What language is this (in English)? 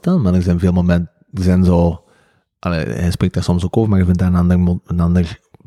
Dutch